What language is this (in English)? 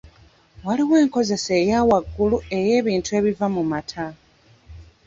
Ganda